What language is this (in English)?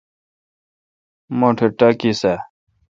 Kalkoti